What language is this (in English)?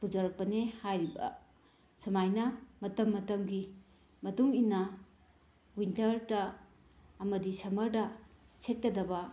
Manipuri